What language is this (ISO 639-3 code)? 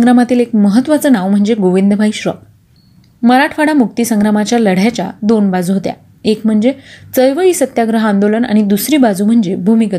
mar